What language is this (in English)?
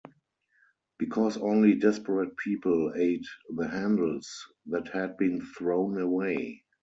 English